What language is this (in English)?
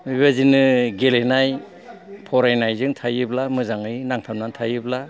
Bodo